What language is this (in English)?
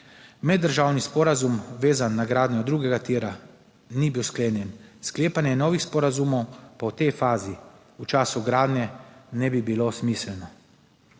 Slovenian